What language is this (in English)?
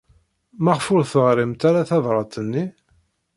Kabyle